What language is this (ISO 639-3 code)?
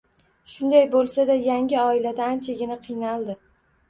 uzb